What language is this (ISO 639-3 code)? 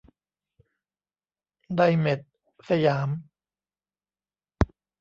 tha